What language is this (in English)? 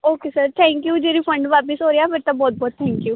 Punjabi